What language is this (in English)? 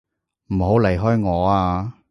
Cantonese